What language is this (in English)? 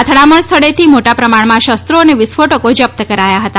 Gujarati